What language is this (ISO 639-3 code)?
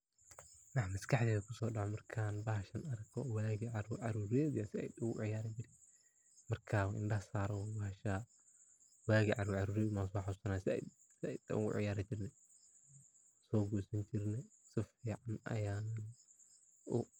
som